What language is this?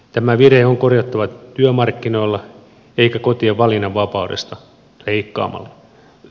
Finnish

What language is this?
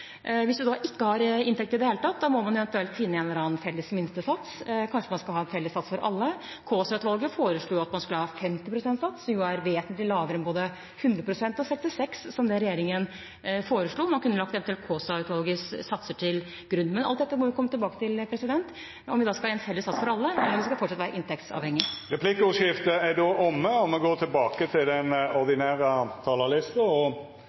Norwegian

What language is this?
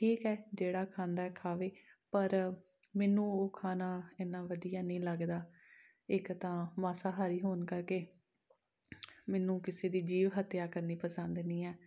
Punjabi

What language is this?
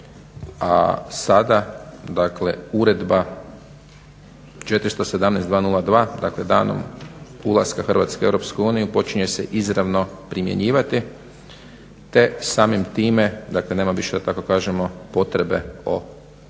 Croatian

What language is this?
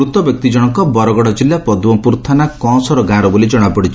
Odia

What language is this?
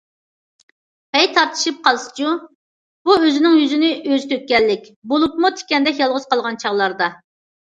Uyghur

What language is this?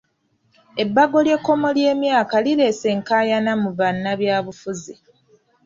Ganda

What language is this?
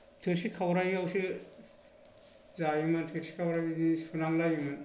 Bodo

